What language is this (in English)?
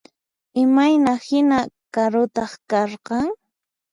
Puno Quechua